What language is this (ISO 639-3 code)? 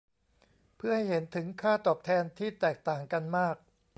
tha